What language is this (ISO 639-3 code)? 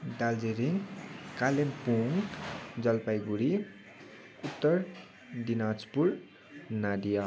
nep